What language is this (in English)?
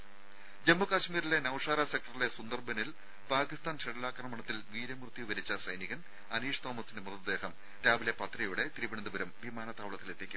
Malayalam